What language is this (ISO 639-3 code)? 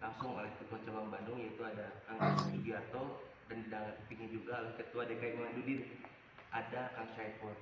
ind